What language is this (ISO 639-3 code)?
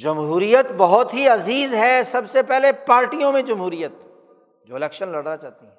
urd